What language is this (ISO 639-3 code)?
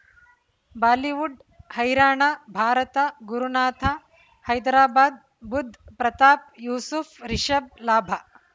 kan